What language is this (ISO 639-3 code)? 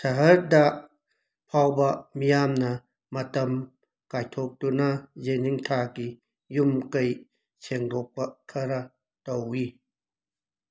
mni